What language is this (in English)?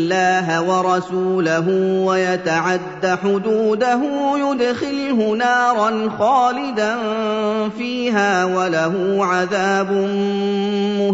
Arabic